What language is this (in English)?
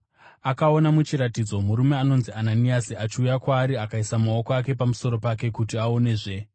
Shona